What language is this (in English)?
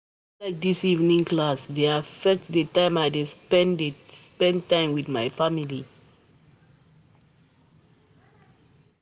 Nigerian Pidgin